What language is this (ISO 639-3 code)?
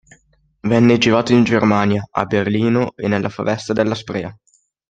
ita